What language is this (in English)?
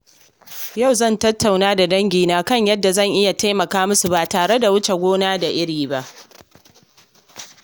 Hausa